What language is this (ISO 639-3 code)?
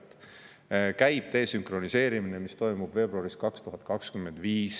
est